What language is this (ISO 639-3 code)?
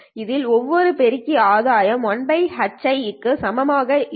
tam